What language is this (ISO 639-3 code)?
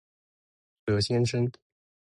zho